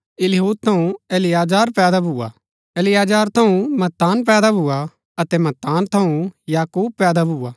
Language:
Gaddi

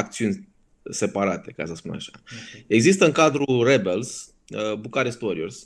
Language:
Romanian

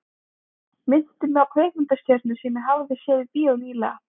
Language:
Icelandic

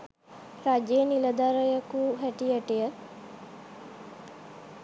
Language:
Sinhala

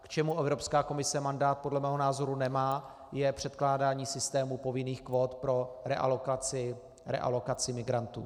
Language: Czech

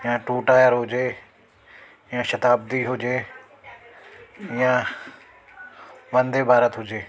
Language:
Sindhi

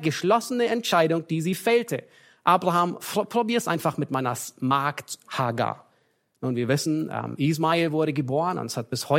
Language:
German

